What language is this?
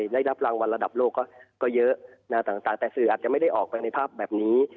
Thai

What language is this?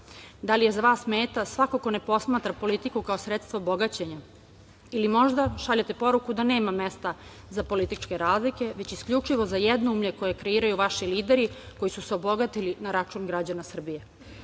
Serbian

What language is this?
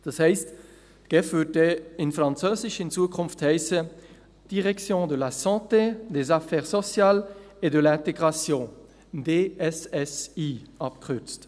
Swiss German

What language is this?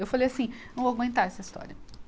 Portuguese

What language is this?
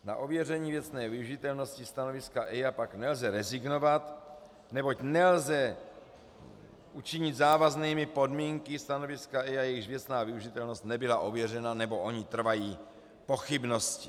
Czech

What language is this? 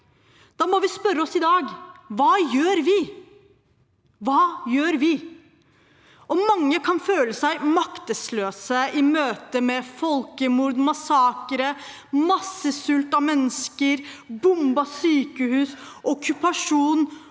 Norwegian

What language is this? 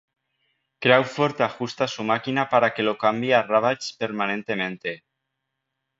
Spanish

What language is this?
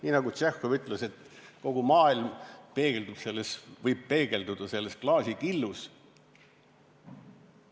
Estonian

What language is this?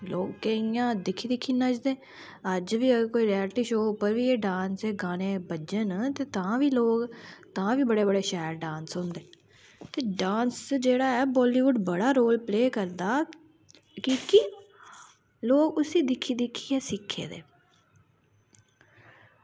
Dogri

